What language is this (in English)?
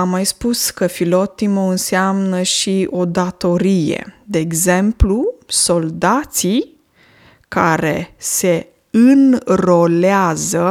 Romanian